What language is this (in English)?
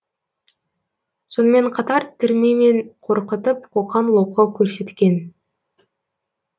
Kazakh